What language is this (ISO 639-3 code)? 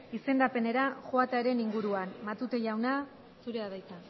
eus